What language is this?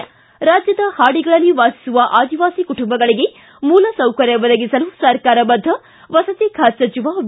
Kannada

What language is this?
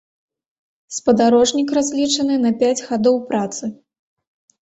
Belarusian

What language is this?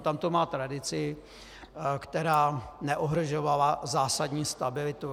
Czech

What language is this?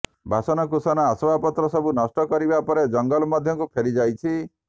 Odia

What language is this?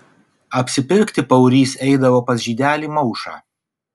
Lithuanian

